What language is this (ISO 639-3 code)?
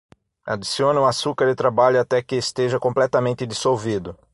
por